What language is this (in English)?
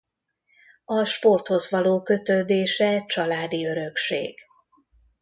Hungarian